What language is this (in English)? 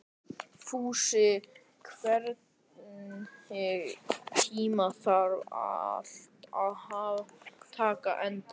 Icelandic